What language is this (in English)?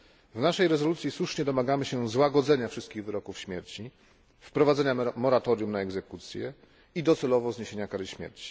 Polish